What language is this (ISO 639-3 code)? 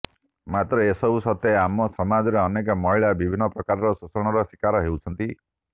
ori